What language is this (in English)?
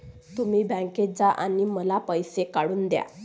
Marathi